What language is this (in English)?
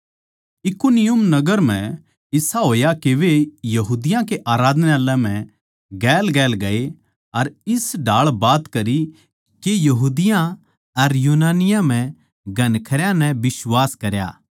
Haryanvi